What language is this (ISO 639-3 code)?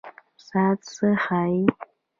pus